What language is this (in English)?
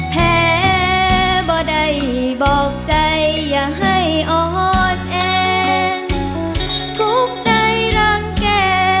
Thai